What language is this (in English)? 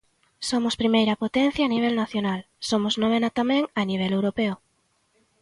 Galician